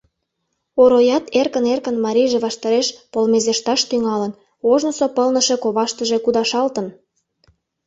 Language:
Mari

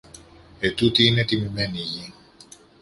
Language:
Greek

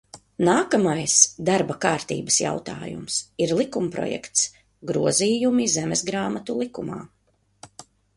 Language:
Latvian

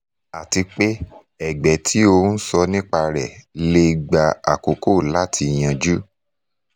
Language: Yoruba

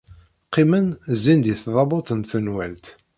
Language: Kabyle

